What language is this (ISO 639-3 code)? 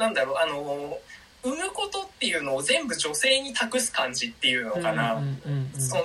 jpn